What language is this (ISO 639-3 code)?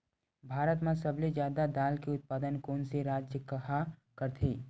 hne